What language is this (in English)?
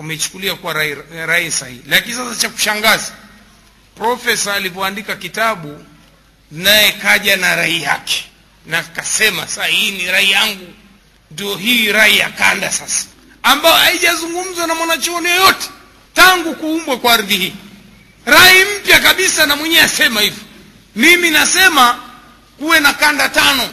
Swahili